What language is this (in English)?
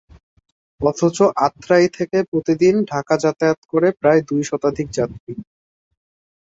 Bangla